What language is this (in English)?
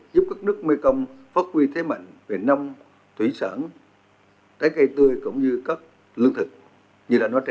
Vietnamese